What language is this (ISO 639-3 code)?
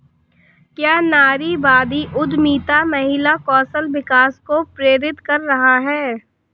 hin